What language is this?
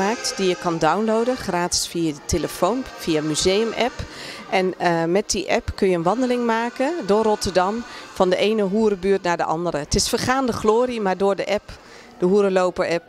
Dutch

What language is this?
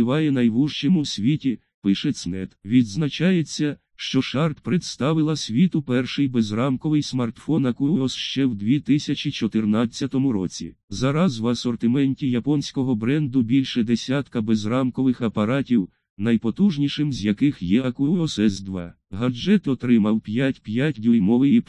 Ukrainian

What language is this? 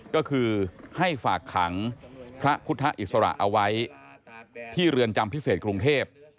Thai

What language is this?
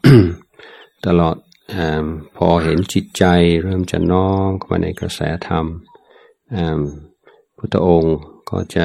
Thai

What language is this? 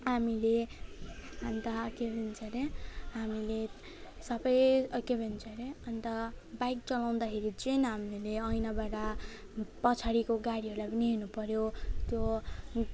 Nepali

